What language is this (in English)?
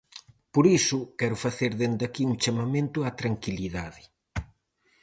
Galician